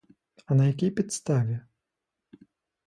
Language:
Ukrainian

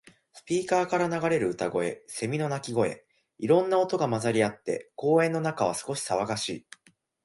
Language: Japanese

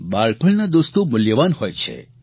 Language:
Gujarati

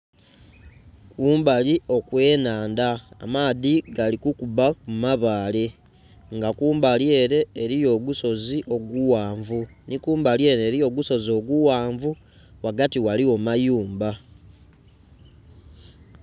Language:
Soga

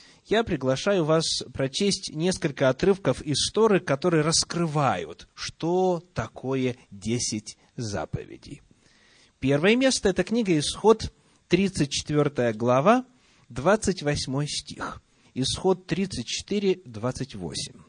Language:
Russian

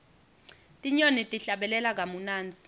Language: Swati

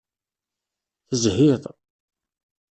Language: Kabyle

